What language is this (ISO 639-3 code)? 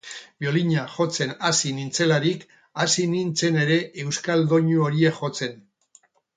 eus